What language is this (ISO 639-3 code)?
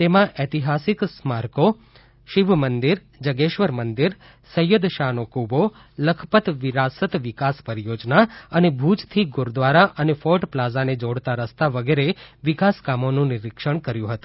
guj